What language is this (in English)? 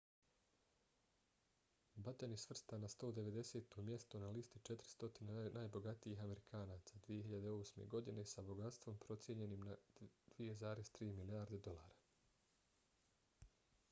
Bosnian